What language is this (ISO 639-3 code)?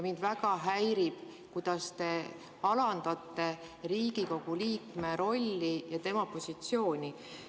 est